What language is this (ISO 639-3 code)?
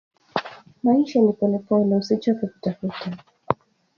swa